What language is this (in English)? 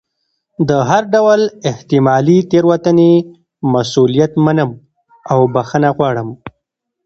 Pashto